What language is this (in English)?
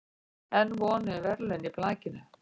Icelandic